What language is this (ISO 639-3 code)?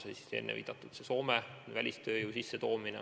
est